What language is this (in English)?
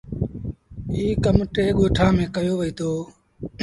Sindhi Bhil